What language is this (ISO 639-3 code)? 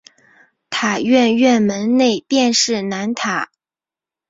zho